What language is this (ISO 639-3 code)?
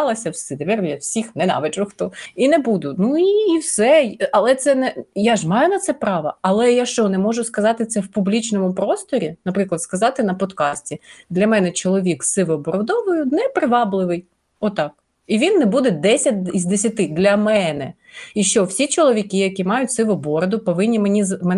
ukr